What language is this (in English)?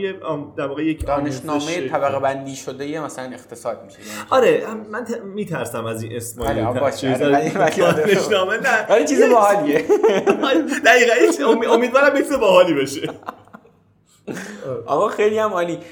Persian